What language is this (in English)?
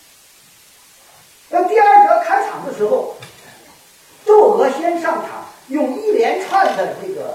Chinese